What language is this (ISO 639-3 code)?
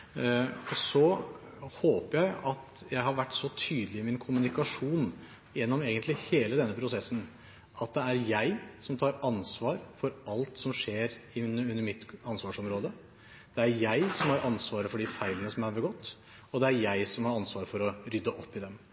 nob